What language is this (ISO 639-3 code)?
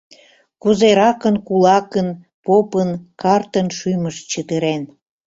chm